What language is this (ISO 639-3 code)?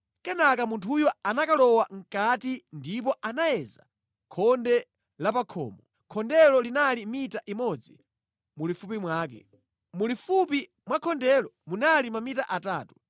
nya